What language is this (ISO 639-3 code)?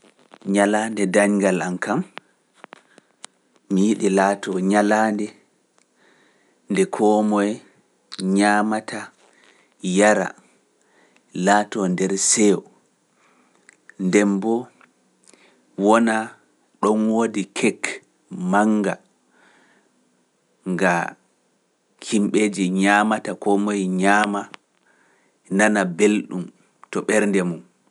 fuf